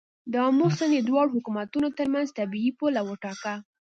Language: Pashto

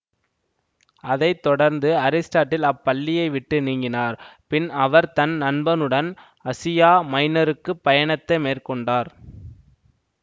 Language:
Tamil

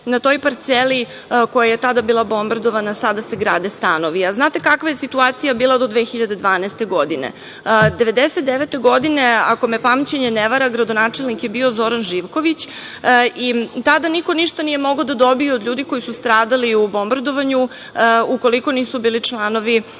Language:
Serbian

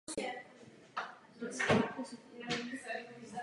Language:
Czech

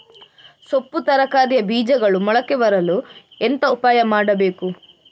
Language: Kannada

